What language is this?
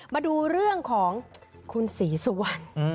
Thai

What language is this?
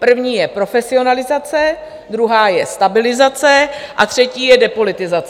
Czech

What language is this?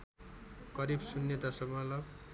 Nepali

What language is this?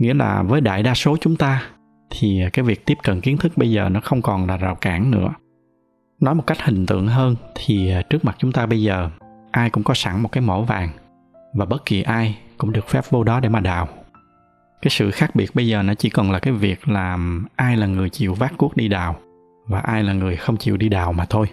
Vietnamese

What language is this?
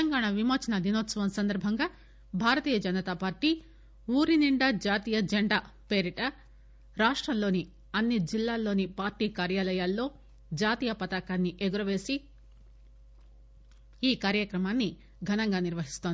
Telugu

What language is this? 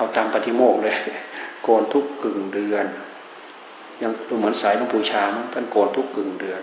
Thai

